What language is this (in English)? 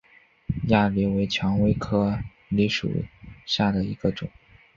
Chinese